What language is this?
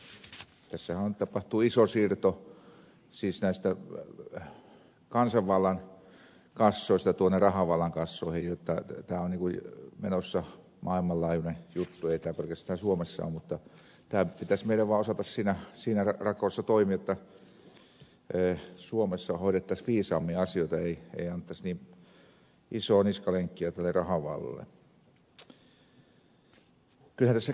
Finnish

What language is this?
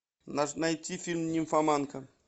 Russian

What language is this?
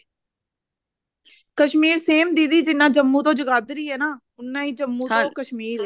Punjabi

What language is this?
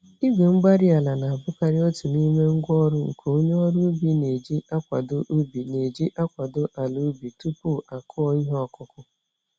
Igbo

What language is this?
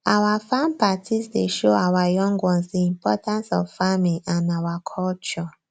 Nigerian Pidgin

